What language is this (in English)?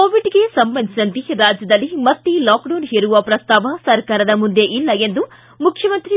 Kannada